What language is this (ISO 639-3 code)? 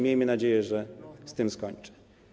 pol